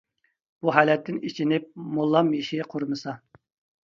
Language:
Uyghur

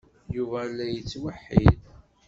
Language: Kabyle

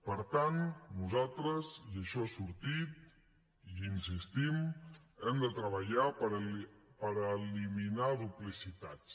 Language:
Catalan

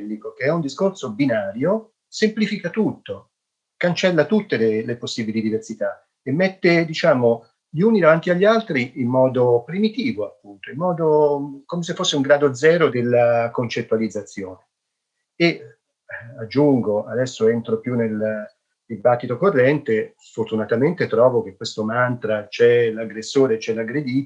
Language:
Italian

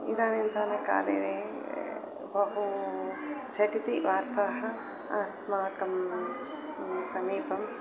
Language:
Sanskrit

